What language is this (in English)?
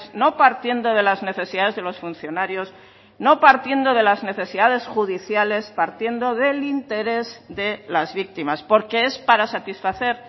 Spanish